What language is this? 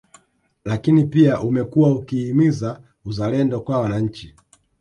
Swahili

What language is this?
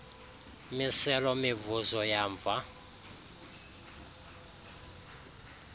Xhosa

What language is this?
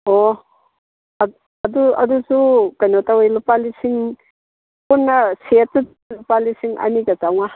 Manipuri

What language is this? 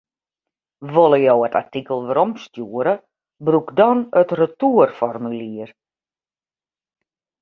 Western Frisian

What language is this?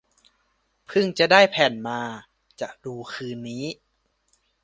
Thai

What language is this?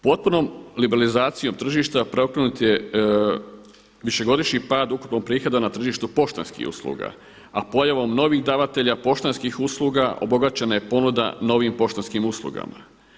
Croatian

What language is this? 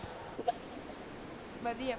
Punjabi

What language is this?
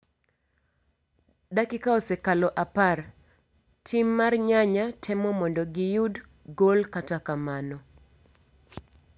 Luo (Kenya and Tanzania)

